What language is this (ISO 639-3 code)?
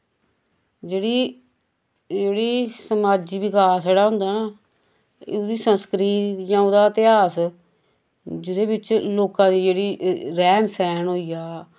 doi